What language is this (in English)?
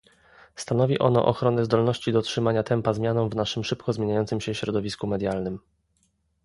Polish